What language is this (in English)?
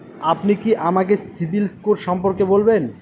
Bangla